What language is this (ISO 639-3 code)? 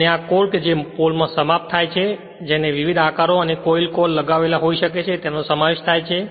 guj